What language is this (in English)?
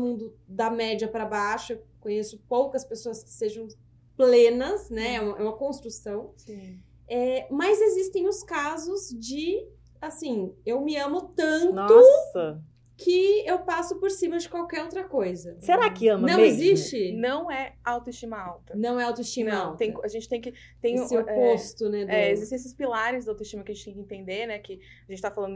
Portuguese